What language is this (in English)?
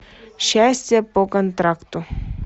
Russian